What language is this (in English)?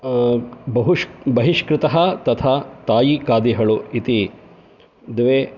Sanskrit